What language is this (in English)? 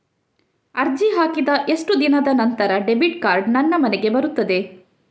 Kannada